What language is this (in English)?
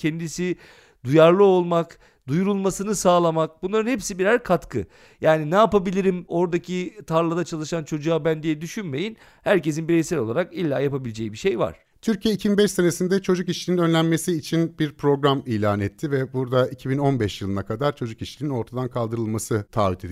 Turkish